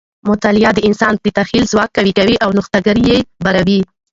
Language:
Pashto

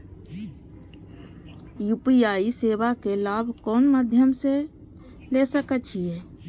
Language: Maithili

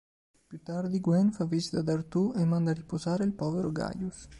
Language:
Italian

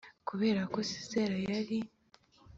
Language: Kinyarwanda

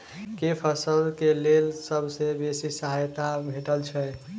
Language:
Maithili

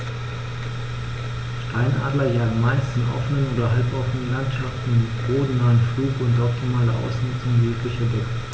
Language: German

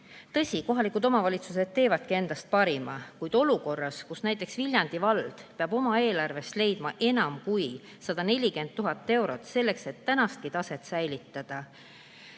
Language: Estonian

